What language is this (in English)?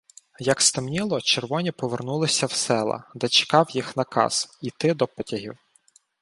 Ukrainian